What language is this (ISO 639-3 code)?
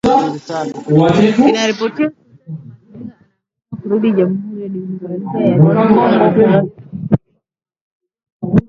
swa